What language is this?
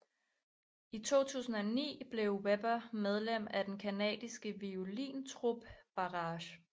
Danish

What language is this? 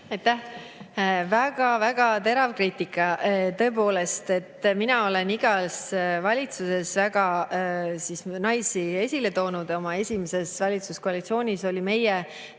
Estonian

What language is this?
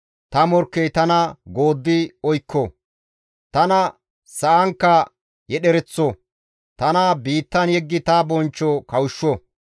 Gamo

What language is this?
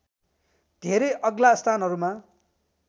Nepali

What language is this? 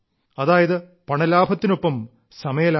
Malayalam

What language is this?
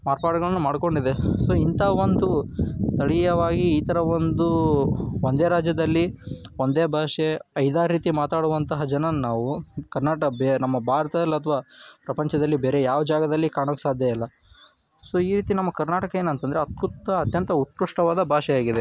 Kannada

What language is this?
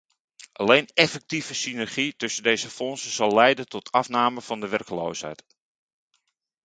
Dutch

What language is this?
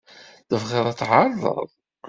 Kabyle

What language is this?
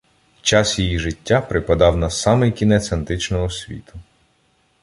Ukrainian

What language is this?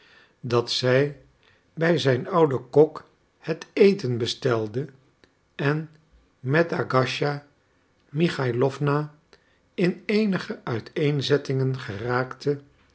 Dutch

